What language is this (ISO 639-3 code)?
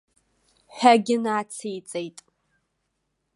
abk